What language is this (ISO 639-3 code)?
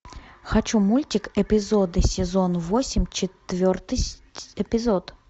rus